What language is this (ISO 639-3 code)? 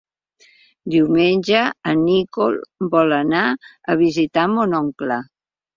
cat